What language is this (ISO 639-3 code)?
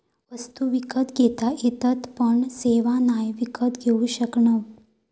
mar